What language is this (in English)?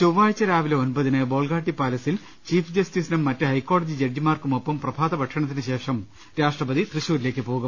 Malayalam